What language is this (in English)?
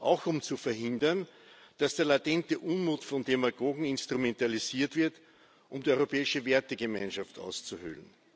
German